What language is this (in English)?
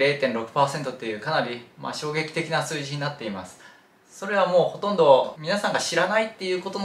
Japanese